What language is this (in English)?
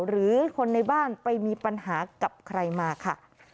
Thai